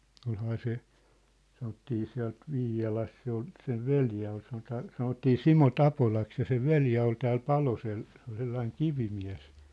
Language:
Finnish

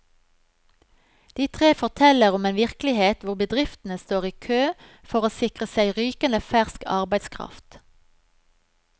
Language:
Norwegian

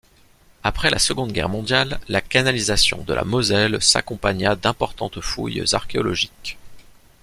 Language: French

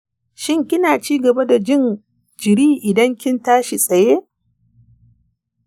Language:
Hausa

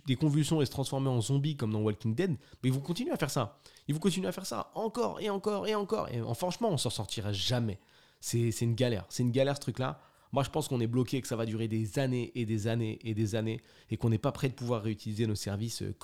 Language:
French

